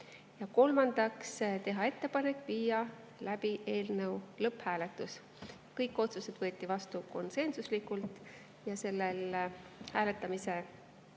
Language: Estonian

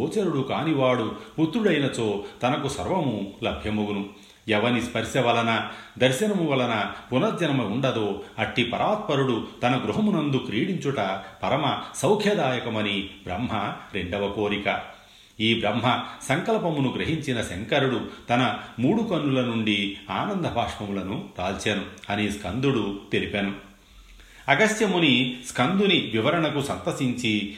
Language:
Telugu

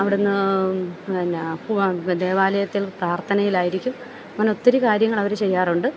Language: Malayalam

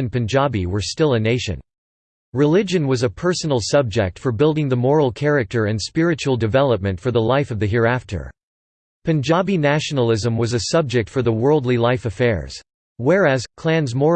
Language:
English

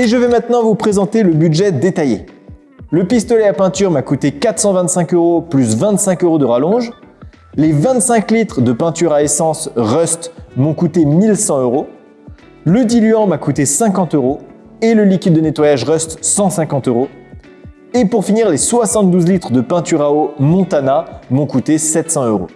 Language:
French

